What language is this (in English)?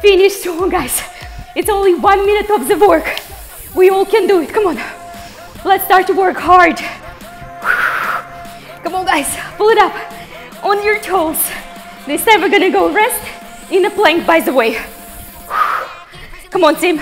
English